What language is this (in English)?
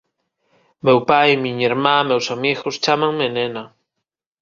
Galician